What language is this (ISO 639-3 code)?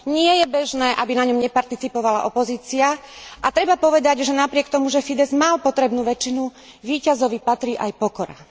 slk